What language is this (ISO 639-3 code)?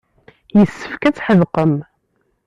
kab